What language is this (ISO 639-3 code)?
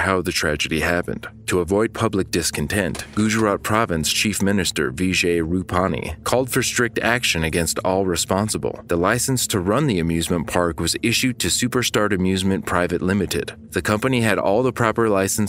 eng